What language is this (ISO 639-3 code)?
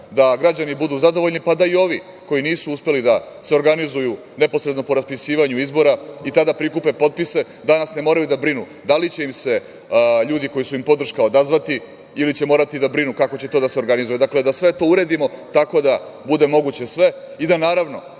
srp